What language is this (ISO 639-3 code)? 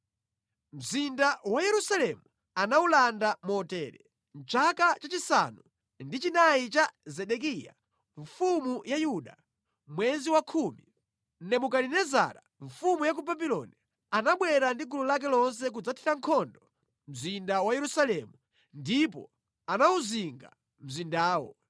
nya